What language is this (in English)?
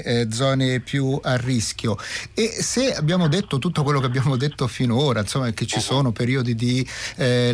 Italian